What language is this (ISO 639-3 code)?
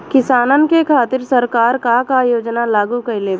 bho